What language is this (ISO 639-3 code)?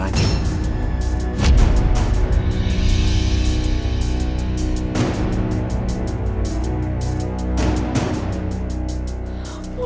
ind